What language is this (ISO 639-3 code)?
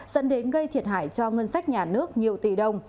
vie